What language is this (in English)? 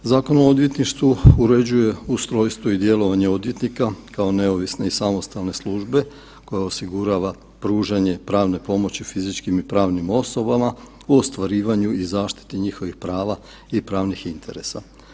Croatian